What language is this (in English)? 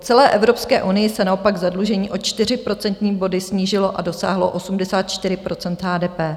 Czech